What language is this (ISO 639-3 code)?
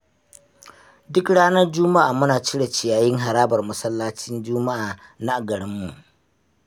hau